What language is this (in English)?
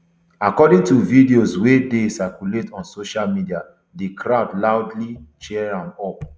Nigerian Pidgin